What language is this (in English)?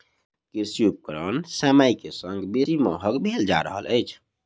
Maithili